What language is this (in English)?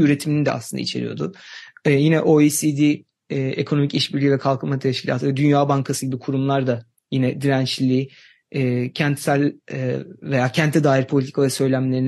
Turkish